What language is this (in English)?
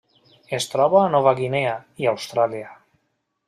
Catalan